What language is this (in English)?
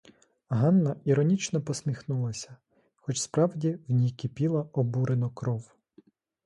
Ukrainian